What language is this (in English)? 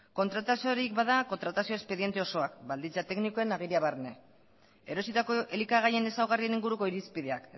Basque